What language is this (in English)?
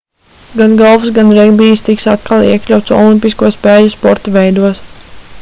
Latvian